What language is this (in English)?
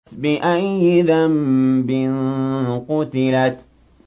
Arabic